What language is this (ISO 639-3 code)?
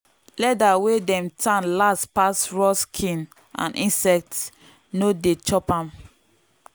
pcm